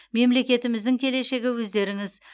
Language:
Kazakh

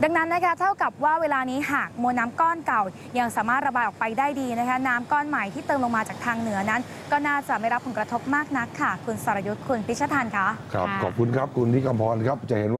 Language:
Thai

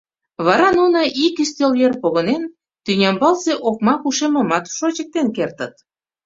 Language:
Mari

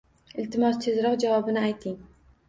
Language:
Uzbek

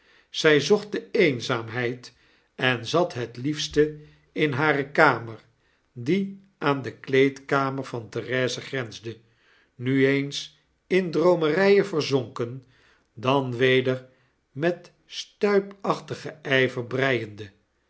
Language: Dutch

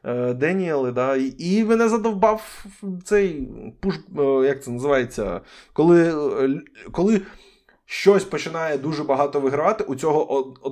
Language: Ukrainian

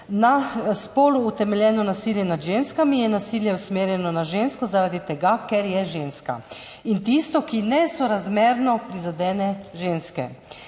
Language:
Slovenian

